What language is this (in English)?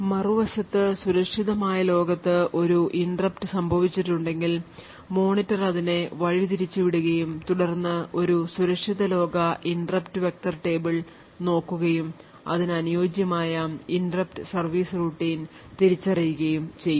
Malayalam